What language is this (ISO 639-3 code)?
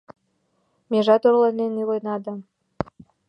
chm